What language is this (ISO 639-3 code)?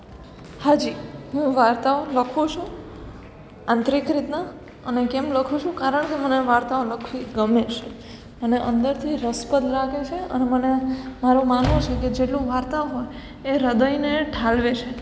guj